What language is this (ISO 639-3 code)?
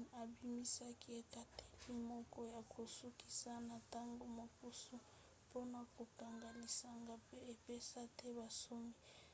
lin